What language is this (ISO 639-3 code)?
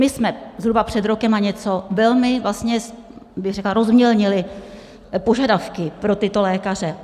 ces